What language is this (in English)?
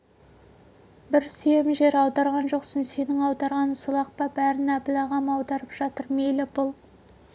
Kazakh